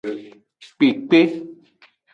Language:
Aja (Benin)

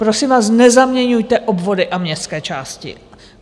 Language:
Czech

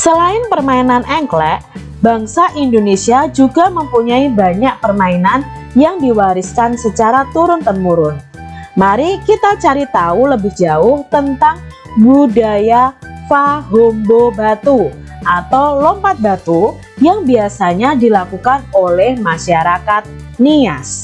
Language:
Indonesian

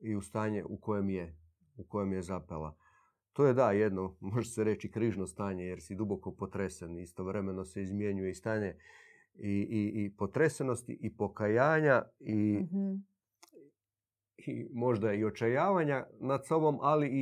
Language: Croatian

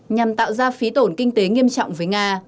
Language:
Vietnamese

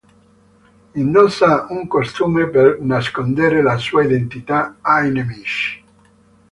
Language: Italian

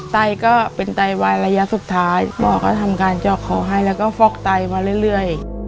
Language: Thai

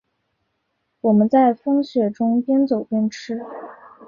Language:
Chinese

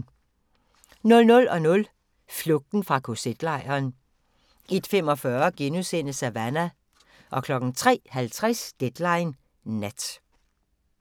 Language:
Danish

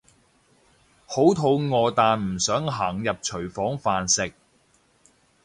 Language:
Cantonese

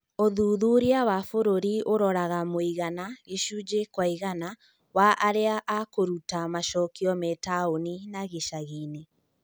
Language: Kikuyu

